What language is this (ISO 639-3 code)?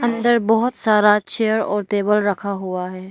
hin